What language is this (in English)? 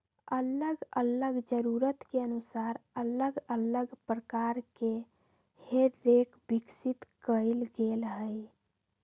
Magahi